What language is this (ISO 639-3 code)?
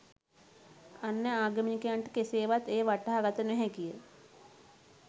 sin